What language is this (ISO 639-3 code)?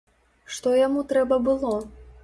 bel